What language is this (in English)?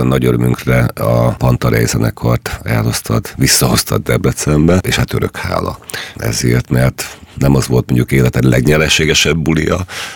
Hungarian